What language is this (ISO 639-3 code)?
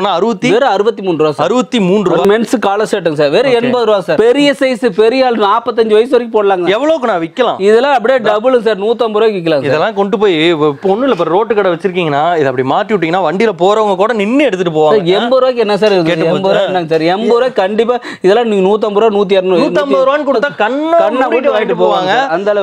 ind